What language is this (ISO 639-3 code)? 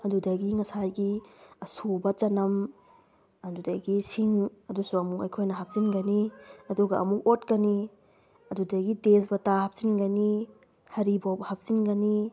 mni